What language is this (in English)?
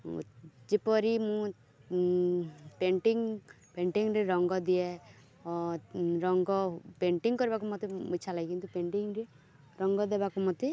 Odia